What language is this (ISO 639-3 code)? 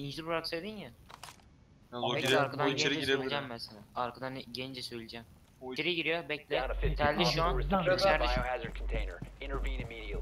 tur